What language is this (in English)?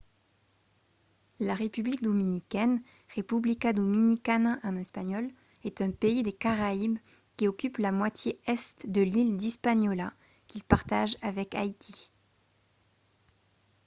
French